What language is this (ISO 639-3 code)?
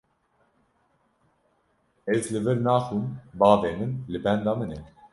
kur